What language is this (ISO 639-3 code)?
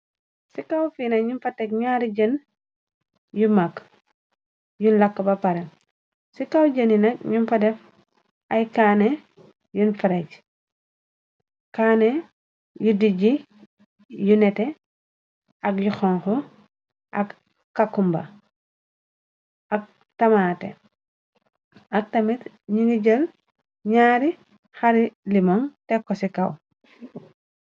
wol